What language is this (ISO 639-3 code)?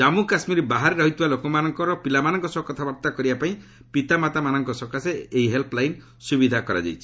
ori